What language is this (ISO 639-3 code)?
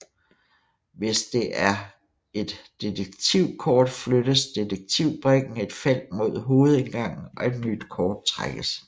dan